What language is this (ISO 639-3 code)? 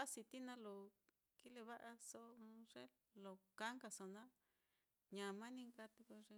vmm